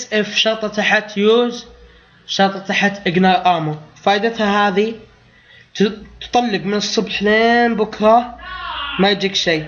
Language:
Arabic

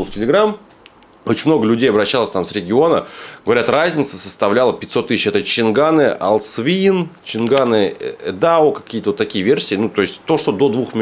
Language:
Russian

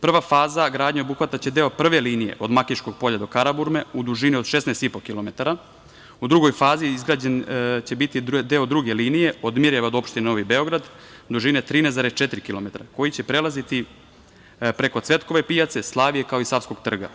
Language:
Serbian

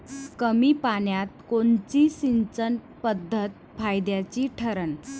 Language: Marathi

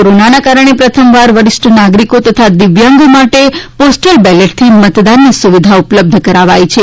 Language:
Gujarati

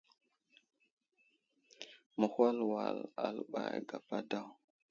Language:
Wuzlam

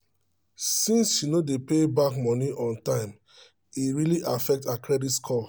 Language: Nigerian Pidgin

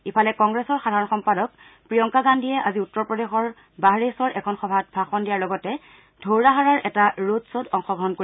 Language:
Assamese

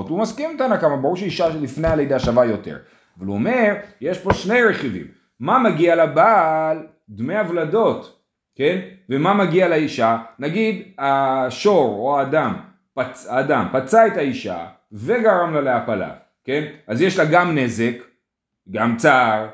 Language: Hebrew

